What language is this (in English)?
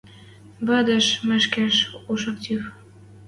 Western Mari